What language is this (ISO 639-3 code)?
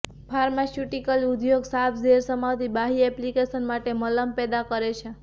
guj